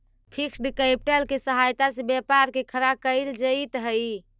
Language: Magahi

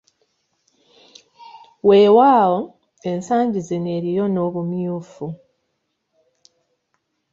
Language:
Ganda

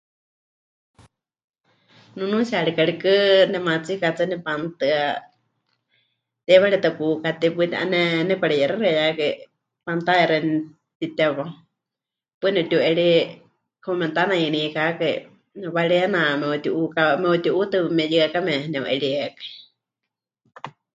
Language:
Huichol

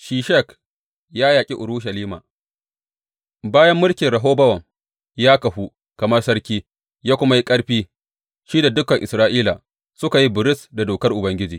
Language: Hausa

